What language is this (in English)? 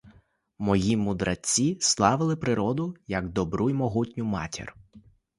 Ukrainian